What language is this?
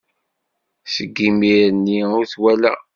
Kabyle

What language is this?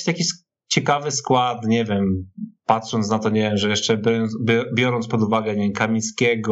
Polish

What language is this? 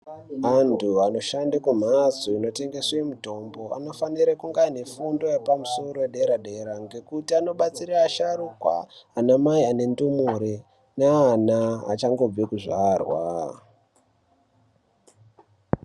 Ndau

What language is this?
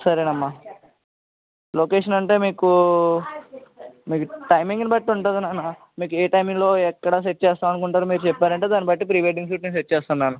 Telugu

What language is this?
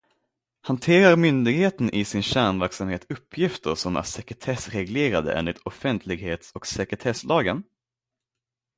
Swedish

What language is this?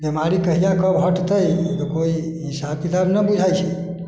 Maithili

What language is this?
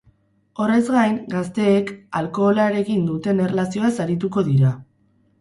Basque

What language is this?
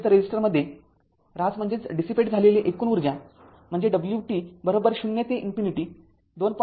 Marathi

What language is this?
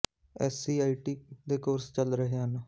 Punjabi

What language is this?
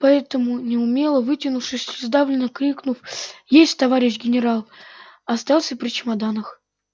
Russian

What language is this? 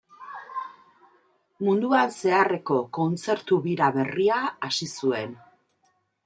Basque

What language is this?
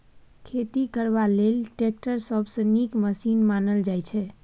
Maithili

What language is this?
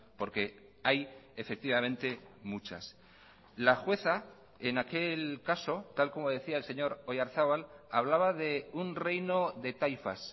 Spanish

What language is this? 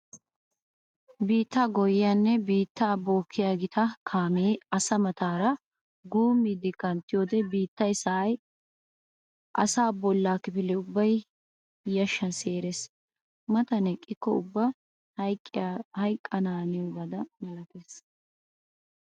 Wolaytta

